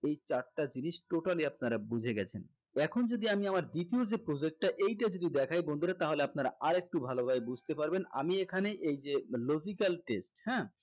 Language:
Bangla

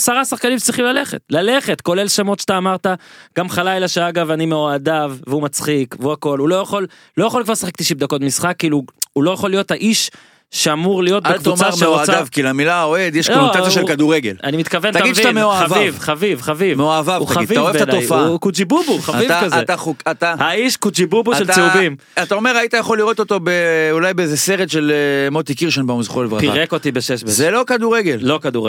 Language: Hebrew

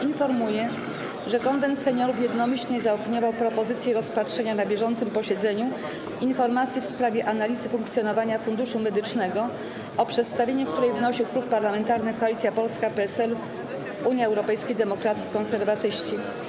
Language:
Polish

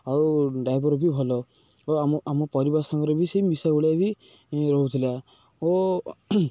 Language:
Odia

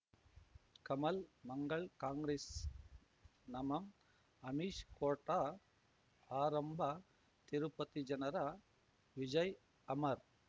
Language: Kannada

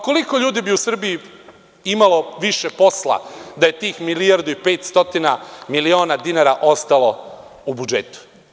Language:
Serbian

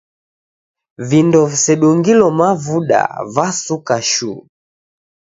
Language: Taita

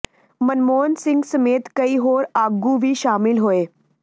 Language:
Punjabi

